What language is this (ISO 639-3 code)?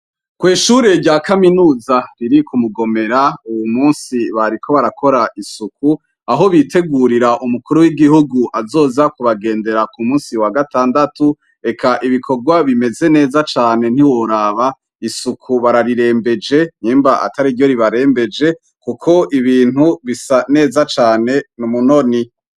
run